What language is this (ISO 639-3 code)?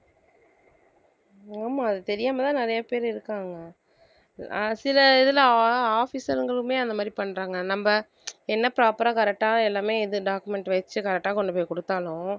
tam